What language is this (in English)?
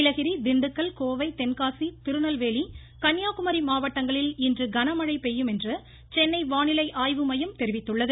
Tamil